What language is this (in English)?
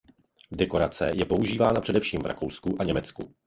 Czech